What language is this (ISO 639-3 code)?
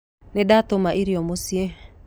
kik